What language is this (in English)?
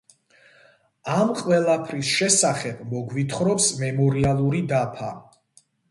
Georgian